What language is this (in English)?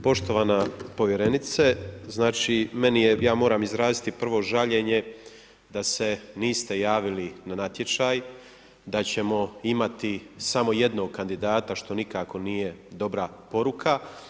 Croatian